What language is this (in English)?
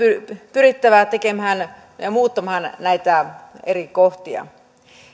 Finnish